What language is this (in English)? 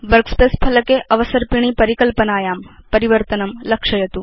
Sanskrit